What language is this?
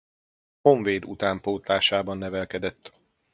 Hungarian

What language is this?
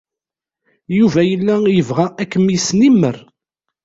Kabyle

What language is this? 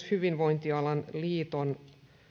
Finnish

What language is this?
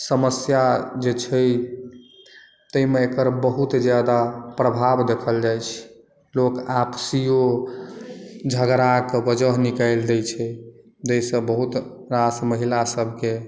Maithili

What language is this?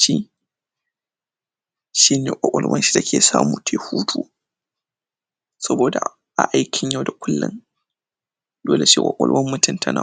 Hausa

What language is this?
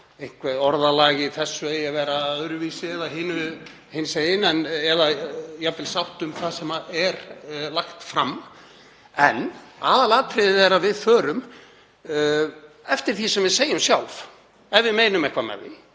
Icelandic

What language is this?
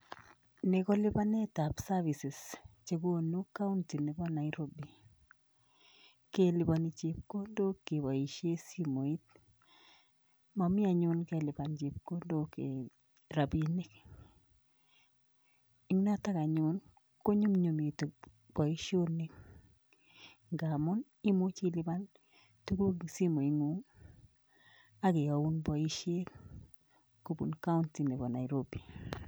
Kalenjin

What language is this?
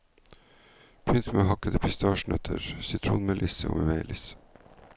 Norwegian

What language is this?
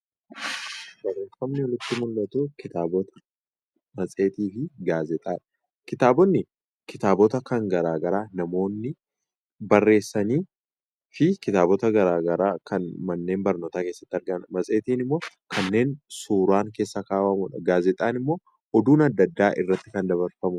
Oromo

